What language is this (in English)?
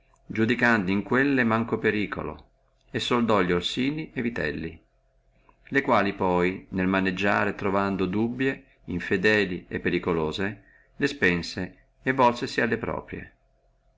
Italian